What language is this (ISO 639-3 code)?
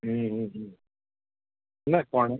kok